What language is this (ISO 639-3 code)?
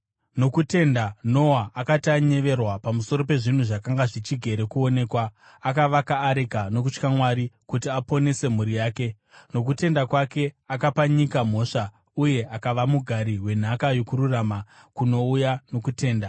sna